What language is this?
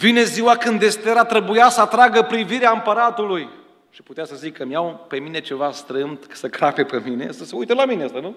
Romanian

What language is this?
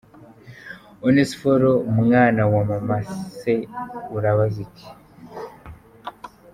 Kinyarwanda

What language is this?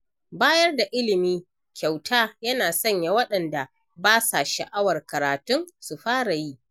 Hausa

